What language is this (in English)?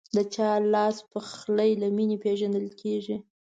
Pashto